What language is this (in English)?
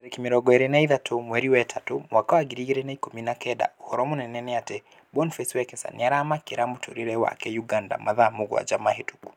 Kikuyu